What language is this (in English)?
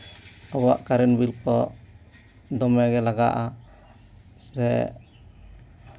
Santali